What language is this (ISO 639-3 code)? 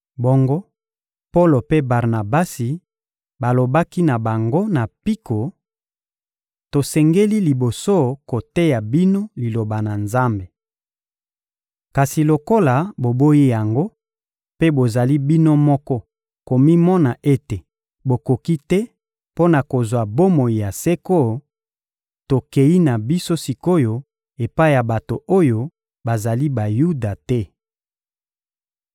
lin